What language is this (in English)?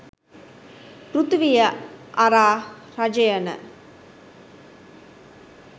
Sinhala